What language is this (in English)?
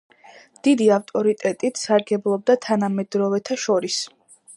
Georgian